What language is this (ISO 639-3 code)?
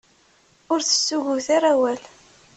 kab